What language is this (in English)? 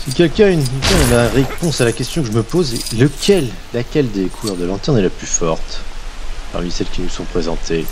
French